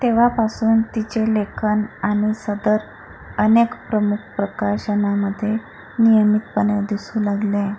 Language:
Marathi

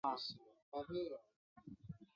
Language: Chinese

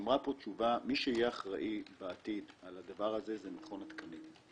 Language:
Hebrew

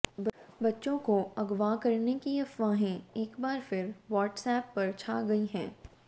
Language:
Hindi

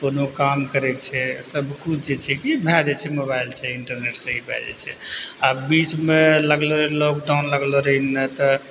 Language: Maithili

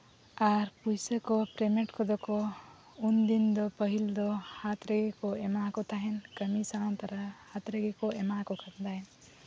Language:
Santali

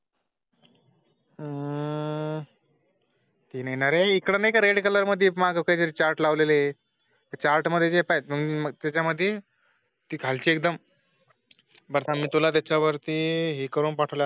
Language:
Marathi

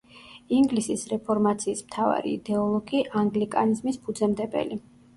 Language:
Georgian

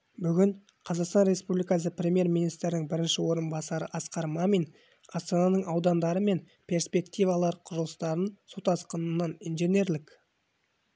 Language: Kazakh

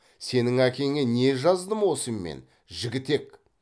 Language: Kazakh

